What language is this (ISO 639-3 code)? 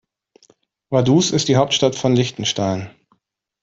deu